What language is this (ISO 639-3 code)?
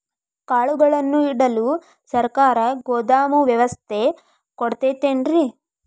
kan